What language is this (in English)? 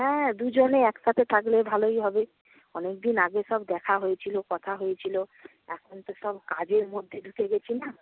Bangla